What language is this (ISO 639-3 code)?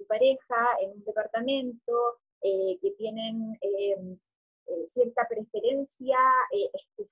spa